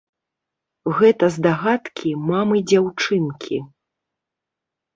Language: Belarusian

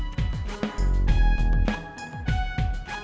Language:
Indonesian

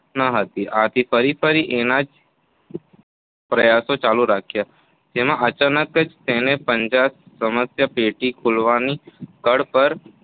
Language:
Gujarati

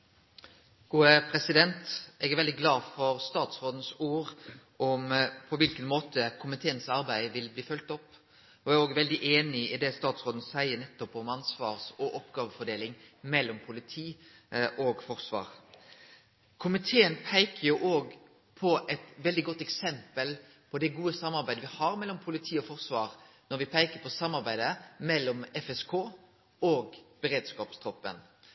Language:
Norwegian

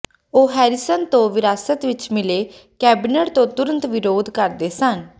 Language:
Punjabi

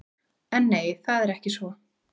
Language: Icelandic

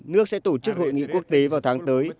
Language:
Vietnamese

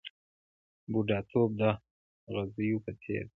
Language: Pashto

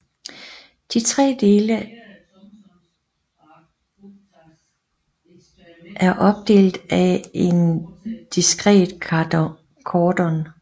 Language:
Danish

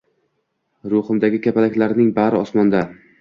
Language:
Uzbek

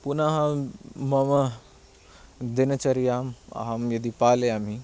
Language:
Sanskrit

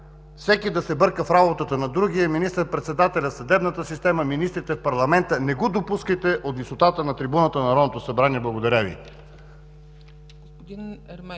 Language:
Bulgarian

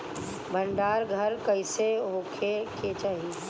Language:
Bhojpuri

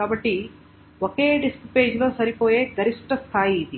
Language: Telugu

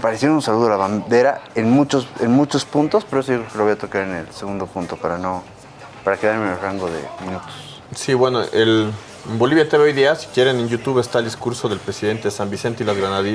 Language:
Spanish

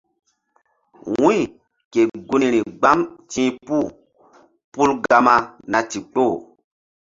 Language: Mbum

